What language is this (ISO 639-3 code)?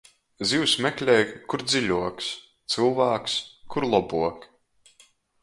ltg